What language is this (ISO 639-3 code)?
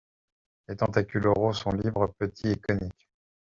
fra